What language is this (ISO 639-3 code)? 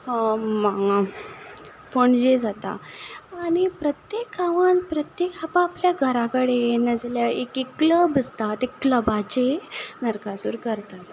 kok